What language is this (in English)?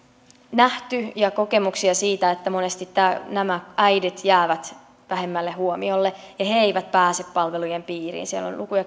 Finnish